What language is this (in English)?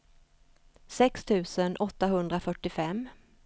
Swedish